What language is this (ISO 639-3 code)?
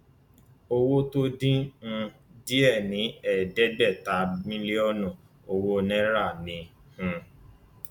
yor